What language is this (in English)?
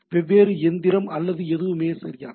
Tamil